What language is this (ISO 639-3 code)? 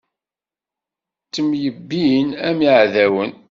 kab